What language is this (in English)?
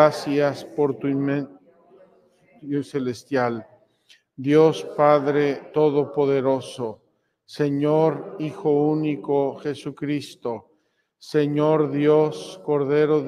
Spanish